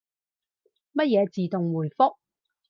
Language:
Cantonese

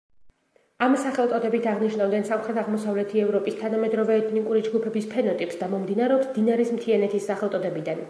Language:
Georgian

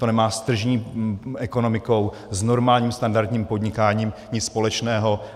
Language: Czech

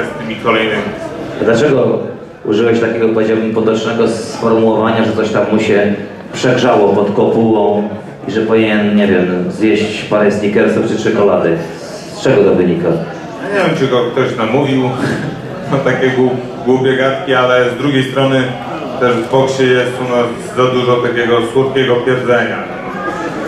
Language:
Polish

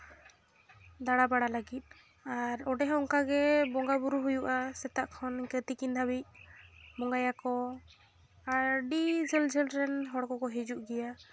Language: Santali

